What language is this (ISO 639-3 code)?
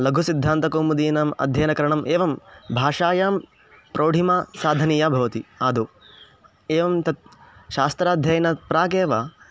san